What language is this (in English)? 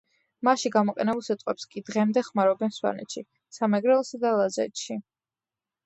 Georgian